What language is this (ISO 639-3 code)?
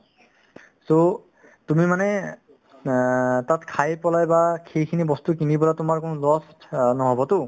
asm